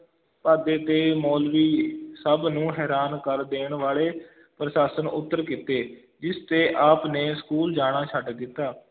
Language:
Punjabi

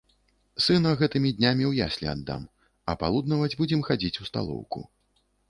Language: Belarusian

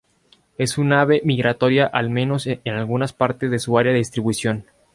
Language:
Spanish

